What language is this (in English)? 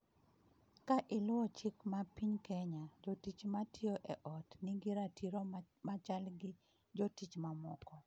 Luo (Kenya and Tanzania)